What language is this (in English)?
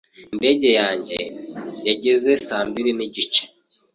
Kinyarwanda